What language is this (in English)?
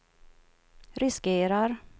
Swedish